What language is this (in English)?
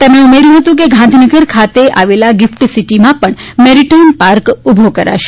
Gujarati